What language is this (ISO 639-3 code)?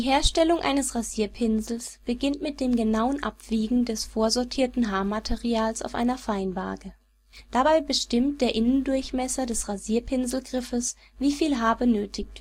deu